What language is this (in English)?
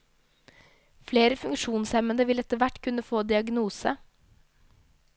Norwegian